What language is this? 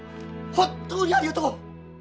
Japanese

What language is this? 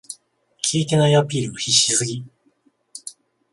Japanese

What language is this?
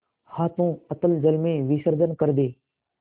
Hindi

